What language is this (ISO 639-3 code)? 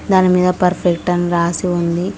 tel